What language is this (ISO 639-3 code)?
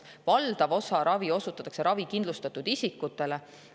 est